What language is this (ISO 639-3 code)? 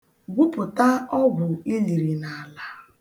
ibo